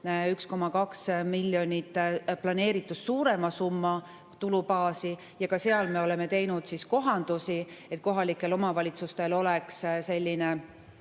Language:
Estonian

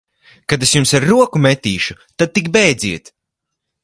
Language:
Latvian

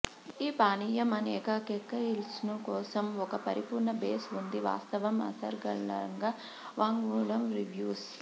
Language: Telugu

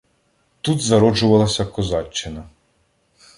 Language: Ukrainian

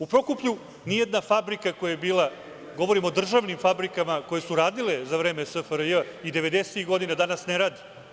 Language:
Serbian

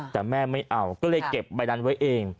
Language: Thai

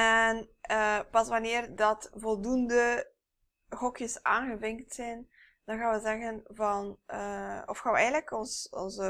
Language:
Dutch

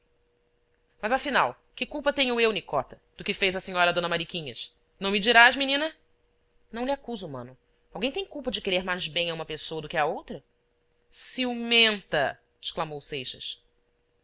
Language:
Portuguese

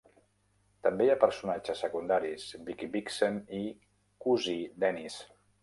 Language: Catalan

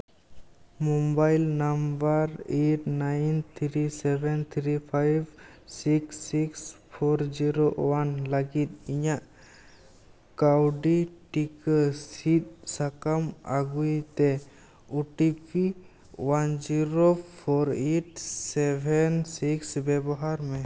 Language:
Santali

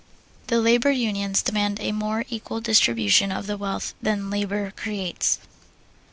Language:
English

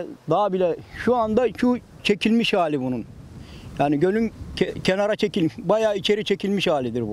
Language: Turkish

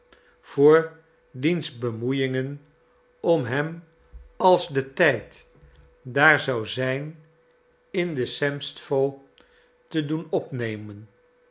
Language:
Dutch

